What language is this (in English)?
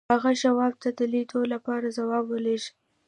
Pashto